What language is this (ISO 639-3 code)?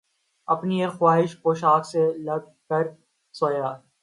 urd